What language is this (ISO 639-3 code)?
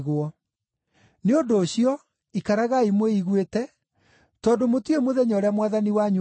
kik